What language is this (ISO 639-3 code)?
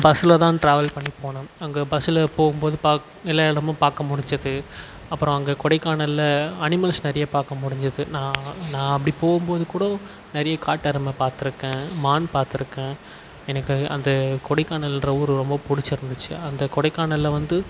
tam